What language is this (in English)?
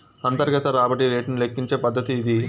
Telugu